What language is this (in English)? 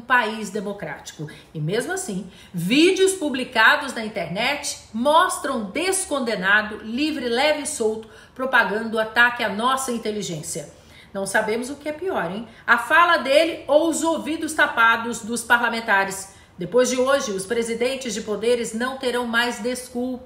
Portuguese